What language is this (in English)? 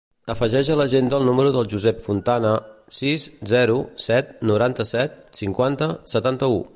Catalan